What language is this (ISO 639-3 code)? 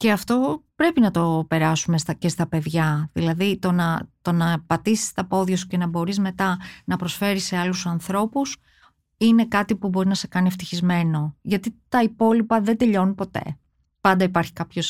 ell